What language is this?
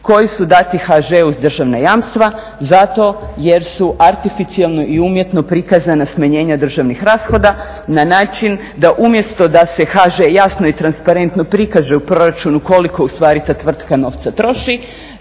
Croatian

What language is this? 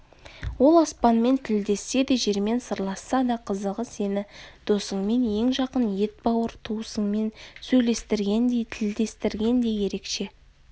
Kazakh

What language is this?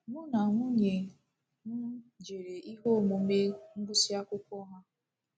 Igbo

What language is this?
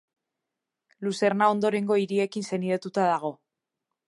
Basque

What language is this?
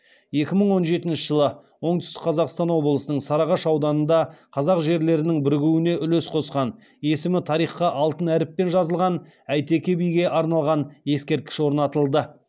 Kazakh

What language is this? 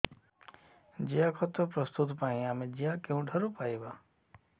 Odia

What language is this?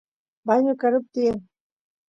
Santiago del Estero Quichua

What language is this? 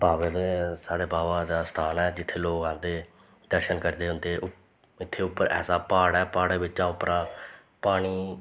Dogri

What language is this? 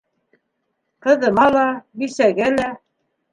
Bashkir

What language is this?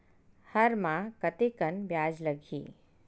Chhattisgarhi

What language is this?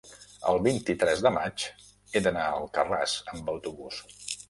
Catalan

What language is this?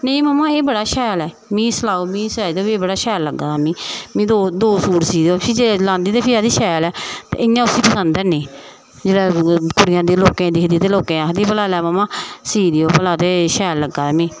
Dogri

